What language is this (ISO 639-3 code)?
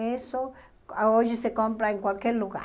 por